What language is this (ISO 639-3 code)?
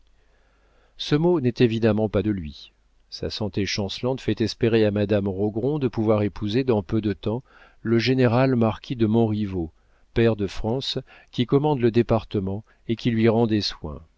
fra